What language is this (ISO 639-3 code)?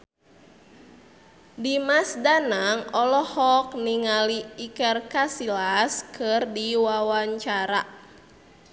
sun